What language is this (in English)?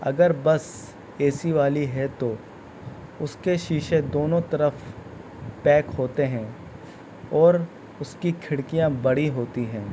Urdu